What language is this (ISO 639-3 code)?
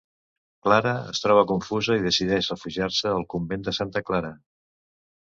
cat